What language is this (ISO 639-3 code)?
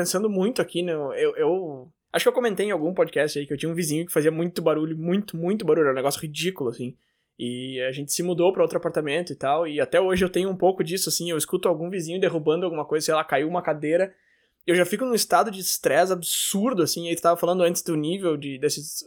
por